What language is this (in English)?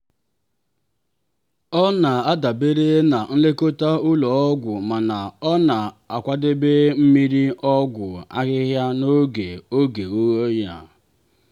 Igbo